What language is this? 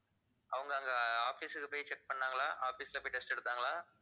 Tamil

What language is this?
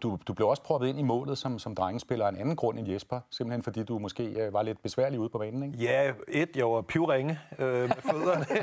Danish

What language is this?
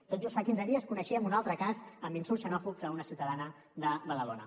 Catalan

